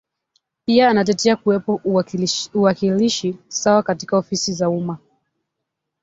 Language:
Swahili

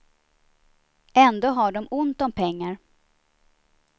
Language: Swedish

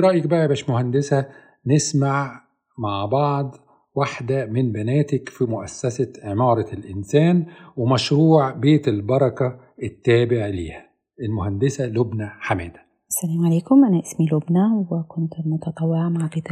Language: Arabic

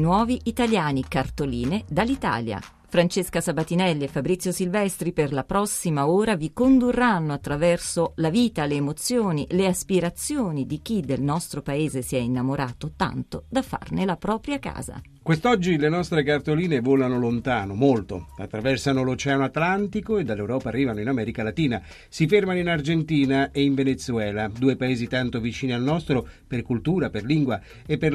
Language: Italian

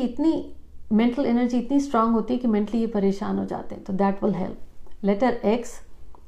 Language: Hindi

